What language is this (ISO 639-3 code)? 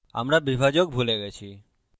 ben